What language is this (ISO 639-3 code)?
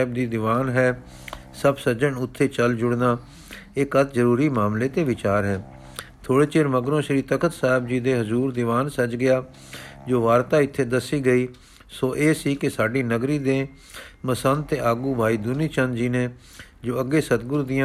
pan